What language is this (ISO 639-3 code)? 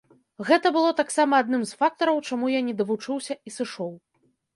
bel